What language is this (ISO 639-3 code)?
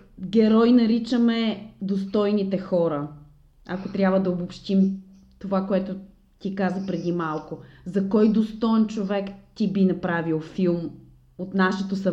bul